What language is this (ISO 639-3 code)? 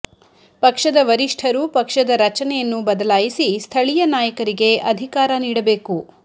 kan